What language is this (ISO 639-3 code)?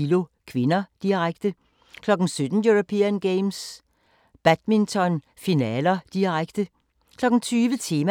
dan